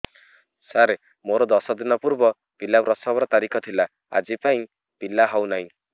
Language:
Odia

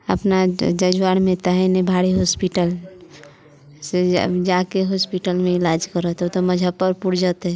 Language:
Maithili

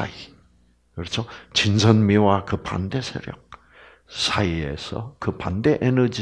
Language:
Korean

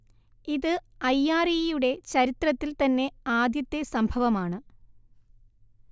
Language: Malayalam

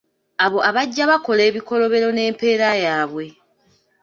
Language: Ganda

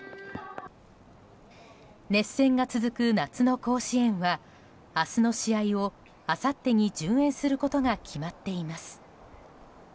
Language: Japanese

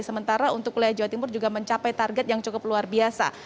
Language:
Indonesian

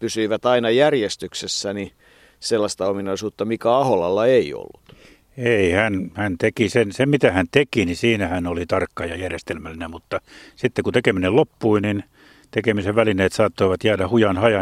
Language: Finnish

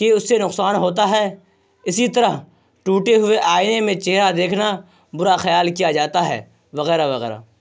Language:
Urdu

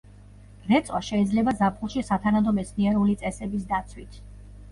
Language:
Georgian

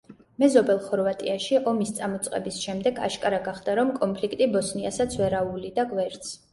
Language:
Georgian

